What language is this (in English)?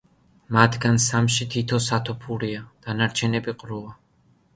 Georgian